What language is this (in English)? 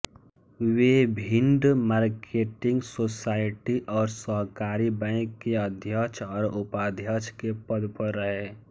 Hindi